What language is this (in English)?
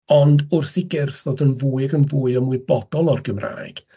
Welsh